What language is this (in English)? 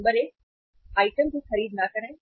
Hindi